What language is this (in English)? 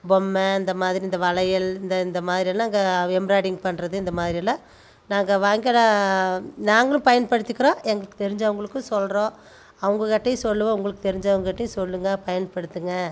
Tamil